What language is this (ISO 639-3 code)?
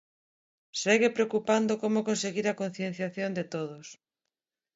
glg